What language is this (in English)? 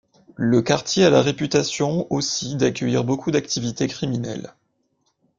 French